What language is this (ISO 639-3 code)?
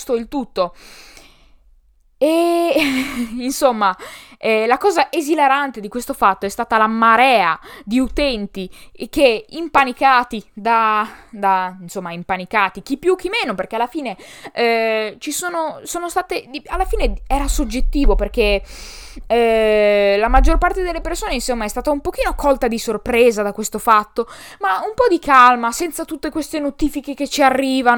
ita